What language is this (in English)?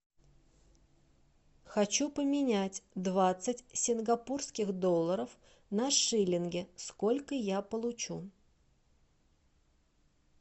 Russian